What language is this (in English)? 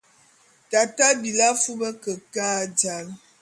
Bulu